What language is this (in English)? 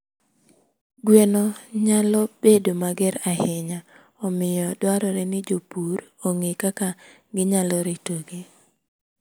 Luo (Kenya and Tanzania)